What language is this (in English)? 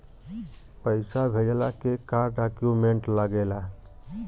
Bhojpuri